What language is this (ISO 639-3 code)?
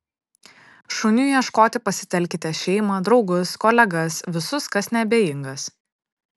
lit